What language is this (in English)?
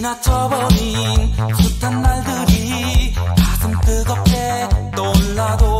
Korean